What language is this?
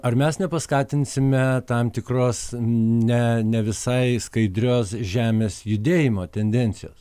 Lithuanian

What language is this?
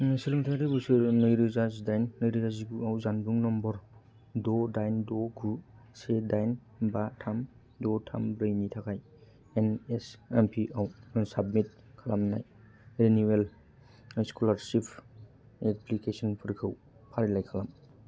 Bodo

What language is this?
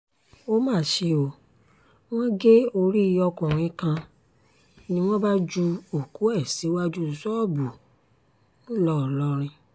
Yoruba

